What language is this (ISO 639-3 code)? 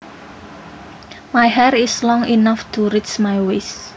jav